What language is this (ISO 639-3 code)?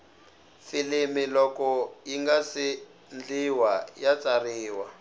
tso